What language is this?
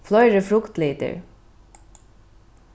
Faroese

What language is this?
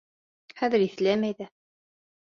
Bashkir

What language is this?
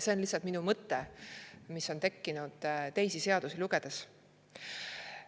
Estonian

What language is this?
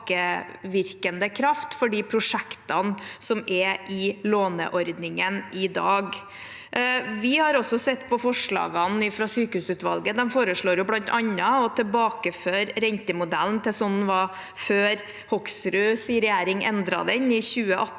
Norwegian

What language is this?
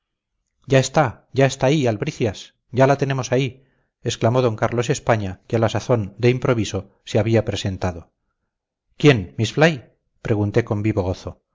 Spanish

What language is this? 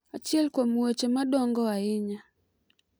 Luo (Kenya and Tanzania)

